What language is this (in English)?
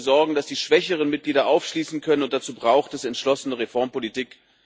German